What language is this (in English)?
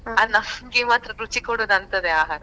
Kannada